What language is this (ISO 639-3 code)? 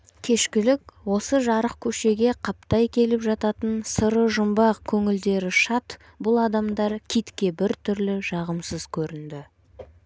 kaz